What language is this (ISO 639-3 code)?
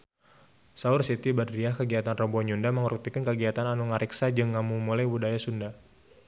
sun